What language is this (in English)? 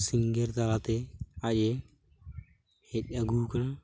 Santali